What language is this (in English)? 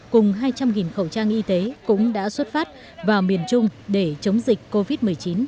Vietnamese